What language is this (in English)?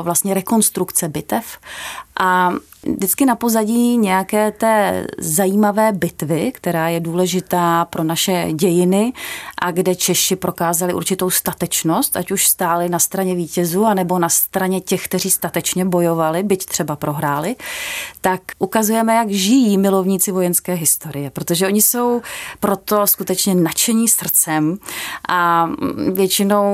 Czech